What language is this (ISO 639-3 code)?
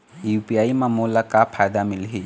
hne